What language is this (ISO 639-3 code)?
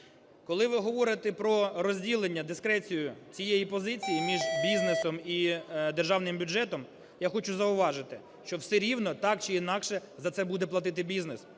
ukr